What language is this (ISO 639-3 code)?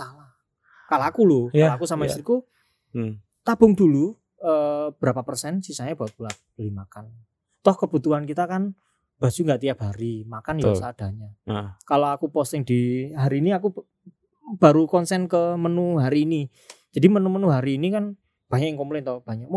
ind